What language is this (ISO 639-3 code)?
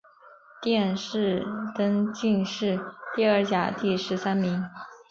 zho